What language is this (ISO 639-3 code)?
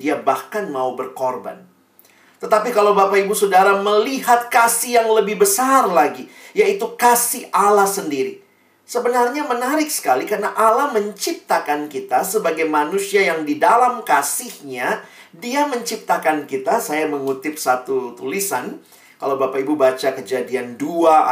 ind